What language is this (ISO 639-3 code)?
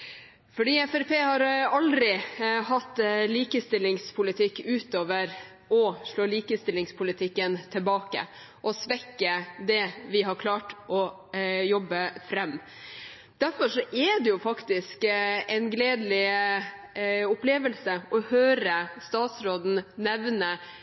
nob